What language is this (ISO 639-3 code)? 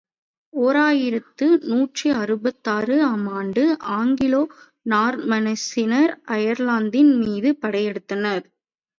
tam